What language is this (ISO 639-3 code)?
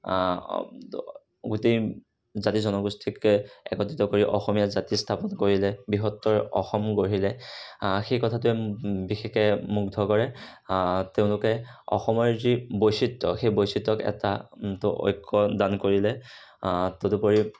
asm